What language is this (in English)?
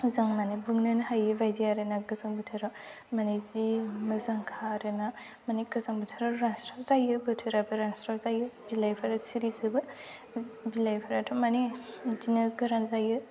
Bodo